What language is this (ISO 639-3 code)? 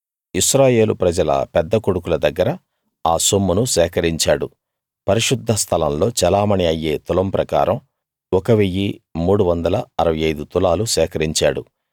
tel